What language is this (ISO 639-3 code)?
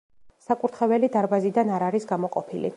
kat